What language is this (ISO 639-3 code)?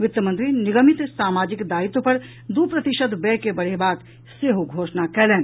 mai